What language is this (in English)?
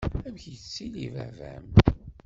Kabyle